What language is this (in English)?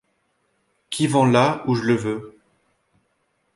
French